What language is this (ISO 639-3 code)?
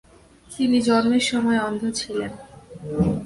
ben